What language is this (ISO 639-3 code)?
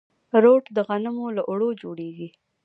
pus